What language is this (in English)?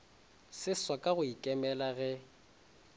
Northern Sotho